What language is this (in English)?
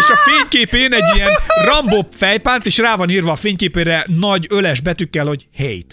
Hungarian